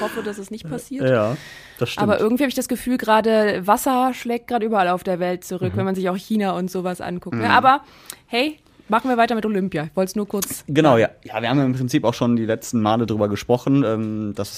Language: German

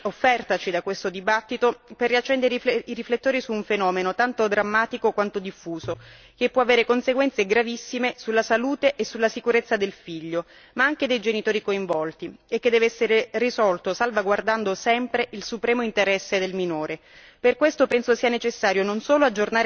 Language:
Italian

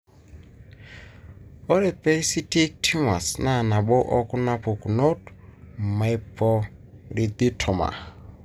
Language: Masai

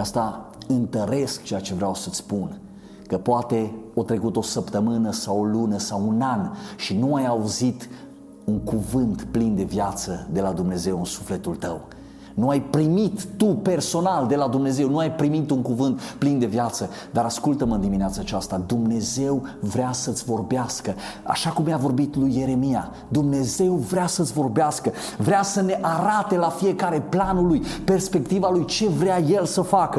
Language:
Romanian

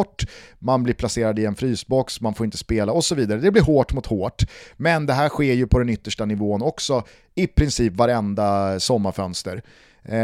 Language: Swedish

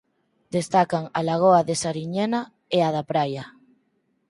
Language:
Galician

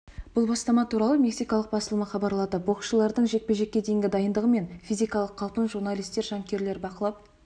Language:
Kazakh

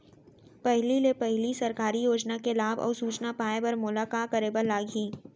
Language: Chhattisgarhi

